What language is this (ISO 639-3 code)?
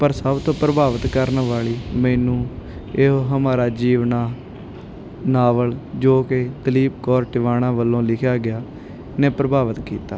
pan